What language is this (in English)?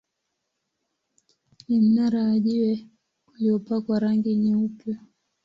Swahili